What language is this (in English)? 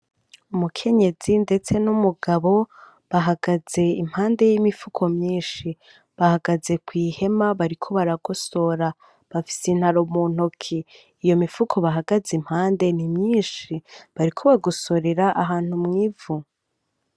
Rundi